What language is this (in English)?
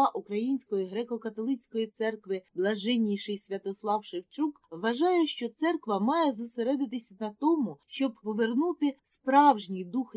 Ukrainian